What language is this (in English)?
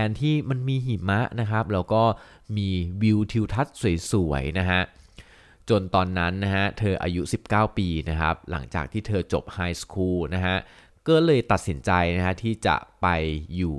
Thai